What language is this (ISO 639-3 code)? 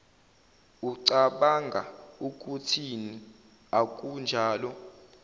zul